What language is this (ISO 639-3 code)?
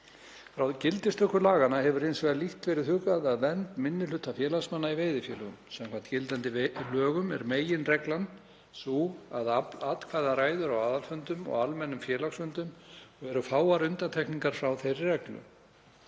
isl